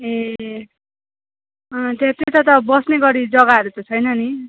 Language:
Nepali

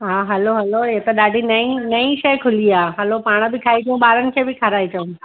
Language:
Sindhi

